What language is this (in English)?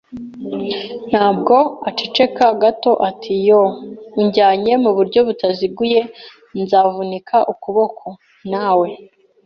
Kinyarwanda